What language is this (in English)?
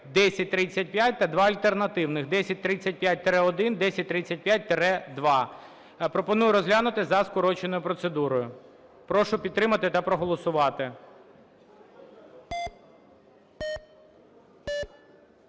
Ukrainian